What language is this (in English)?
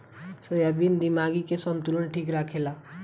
Bhojpuri